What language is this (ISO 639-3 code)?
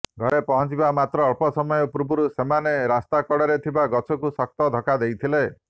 ori